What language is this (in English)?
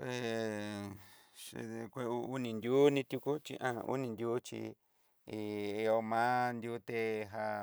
Southeastern Nochixtlán Mixtec